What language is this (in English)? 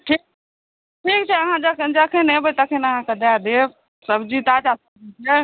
Maithili